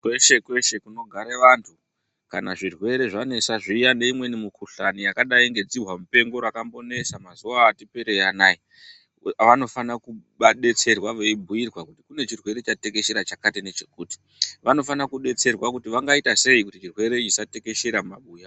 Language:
Ndau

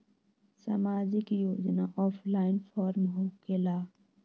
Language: Magahi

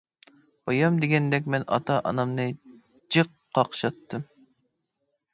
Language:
Uyghur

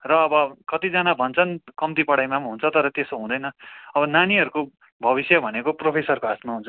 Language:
Nepali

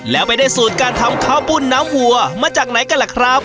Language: Thai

